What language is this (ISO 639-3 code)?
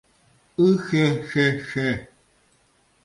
chm